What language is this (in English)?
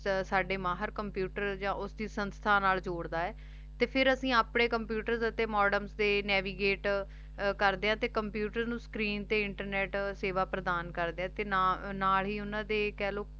Punjabi